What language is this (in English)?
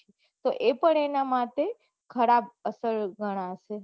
Gujarati